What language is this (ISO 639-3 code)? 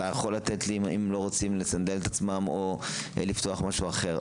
heb